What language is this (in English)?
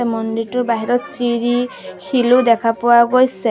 Assamese